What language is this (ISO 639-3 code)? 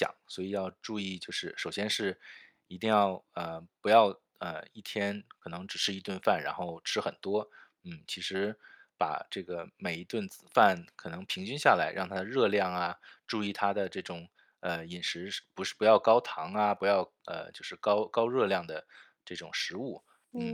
zho